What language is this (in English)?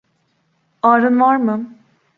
Turkish